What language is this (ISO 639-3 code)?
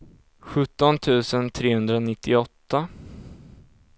swe